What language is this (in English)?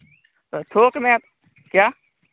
Hindi